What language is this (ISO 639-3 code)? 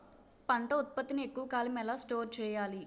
tel